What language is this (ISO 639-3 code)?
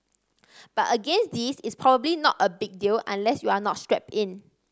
eng